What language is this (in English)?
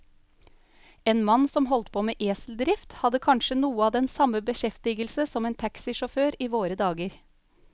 Norwegian